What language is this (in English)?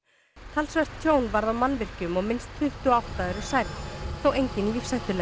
Icelandic